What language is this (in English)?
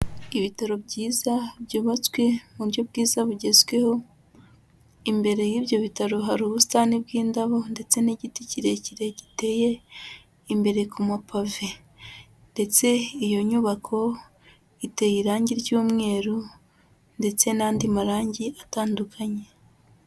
Kinyarwanda